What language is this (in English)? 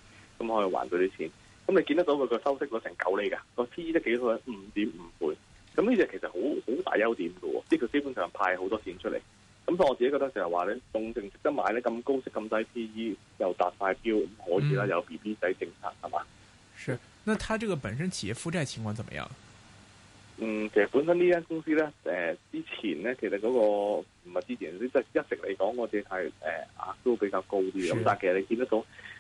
Chinese